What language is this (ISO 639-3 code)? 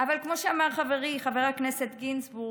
heb